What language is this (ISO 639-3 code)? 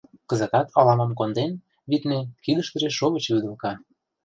chm